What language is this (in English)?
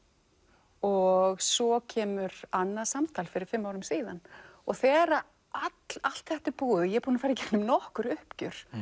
Icelandic